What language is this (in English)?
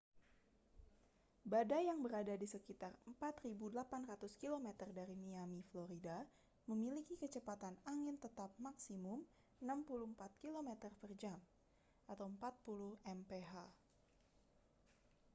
Indonesian